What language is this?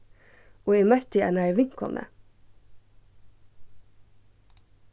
Faroese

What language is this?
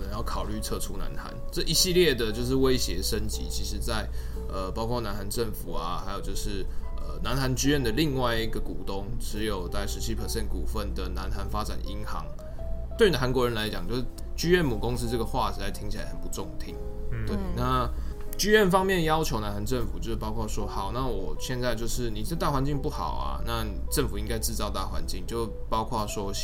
Chinese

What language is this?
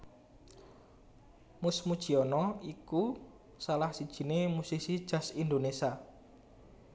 Javanese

